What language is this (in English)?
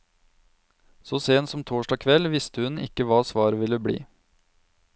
Norwegian